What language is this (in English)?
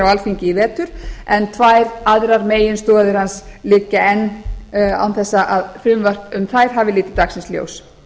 Icelandic